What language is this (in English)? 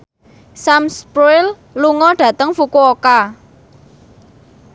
Javanese